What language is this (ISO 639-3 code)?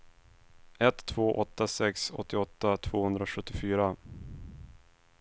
swe